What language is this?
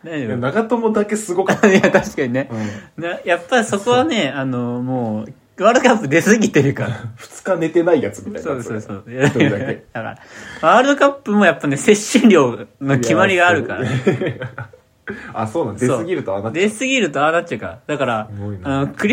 Japanese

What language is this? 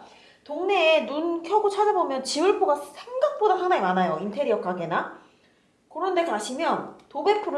Korean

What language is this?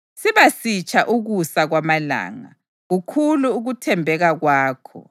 North Ndebele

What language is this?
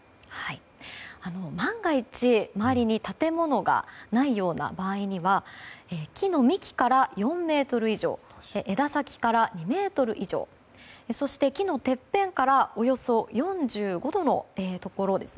Japanese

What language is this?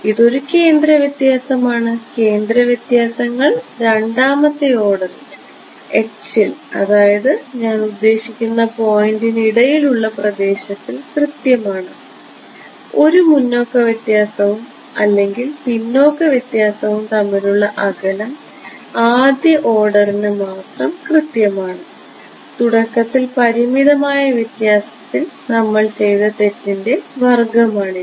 Malayalam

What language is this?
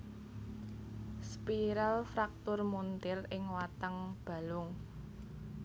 Javanese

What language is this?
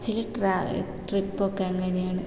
Malayalam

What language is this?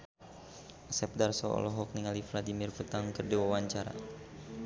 Sundanese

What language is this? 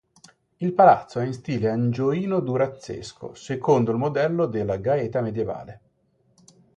Italian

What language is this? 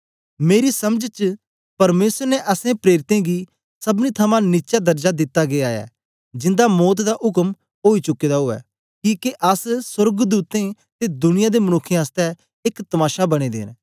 Dogri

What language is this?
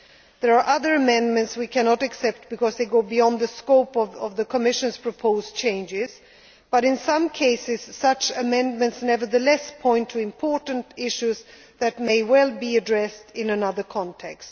English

